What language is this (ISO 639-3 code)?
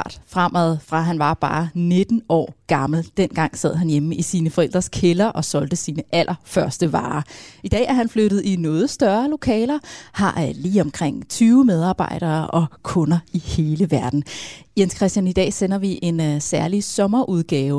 dan